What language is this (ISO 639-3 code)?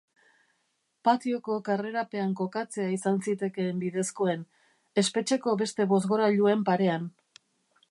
eus